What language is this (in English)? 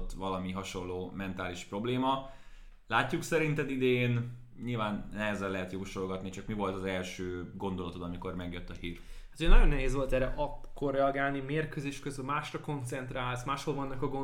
Hungarian